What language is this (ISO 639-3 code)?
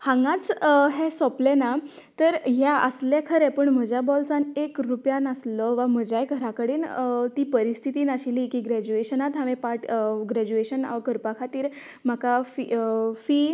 kok